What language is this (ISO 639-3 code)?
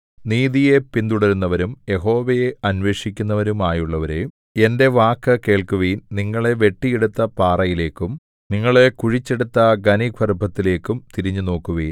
mal